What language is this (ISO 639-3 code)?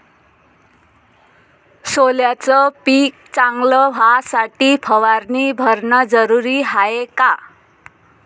mar